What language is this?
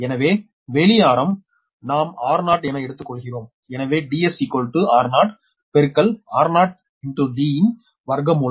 Tamil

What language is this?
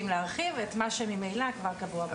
Hebrew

